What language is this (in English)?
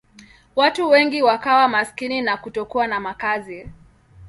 Swahili